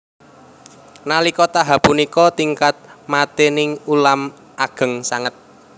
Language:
Javanese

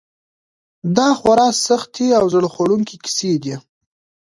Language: Pashto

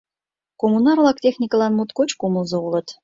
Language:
Mari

